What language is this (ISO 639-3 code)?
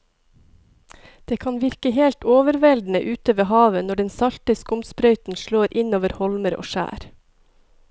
nor